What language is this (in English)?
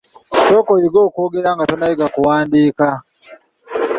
Ganda